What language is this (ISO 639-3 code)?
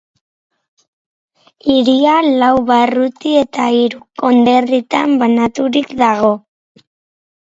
eus